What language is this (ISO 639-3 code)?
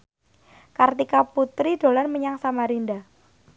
jav